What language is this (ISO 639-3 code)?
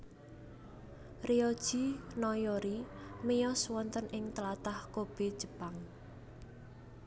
jav